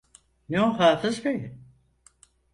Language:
Turkish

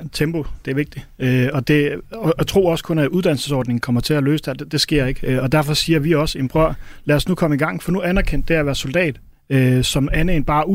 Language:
Danish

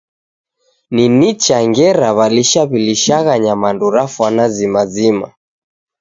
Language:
Taita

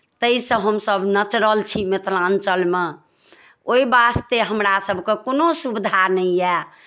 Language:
Maithili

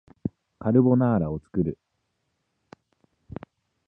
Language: Japanese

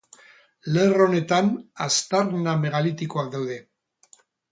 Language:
Basque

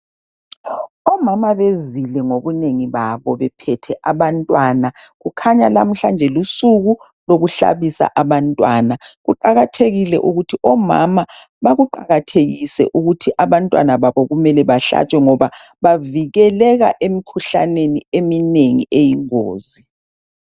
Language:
North Ndebele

